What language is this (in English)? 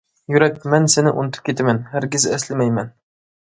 Uyghur